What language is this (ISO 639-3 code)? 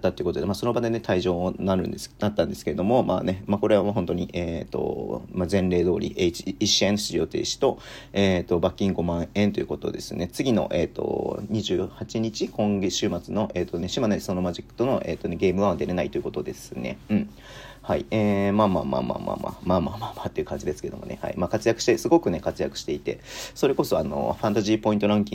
jpn